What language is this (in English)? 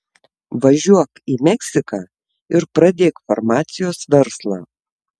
Lithuanian